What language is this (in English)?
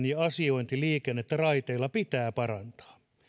Finnish